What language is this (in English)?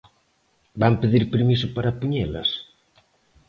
Galician